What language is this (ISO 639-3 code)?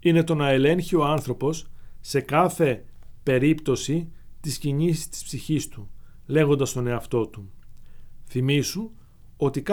ell